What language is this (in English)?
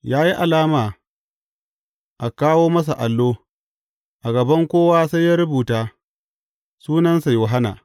Hausa